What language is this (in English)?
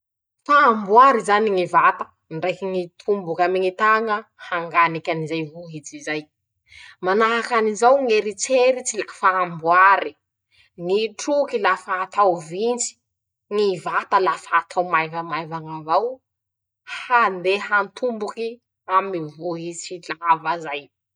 Masikoro Malagasy